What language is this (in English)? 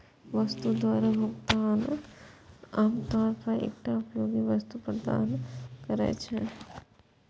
Maithili